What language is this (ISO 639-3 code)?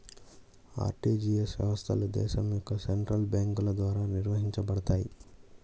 tel